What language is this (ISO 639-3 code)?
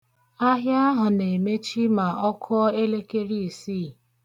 ibo